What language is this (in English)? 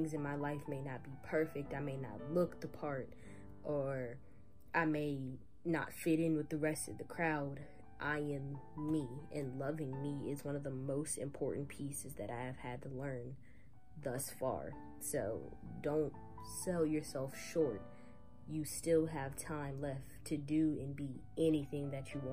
English